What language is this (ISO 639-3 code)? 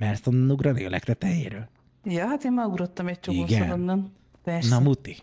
hun